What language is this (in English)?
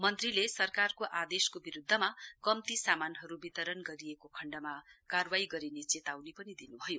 Nepali